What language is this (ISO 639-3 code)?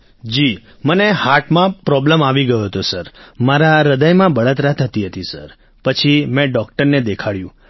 guj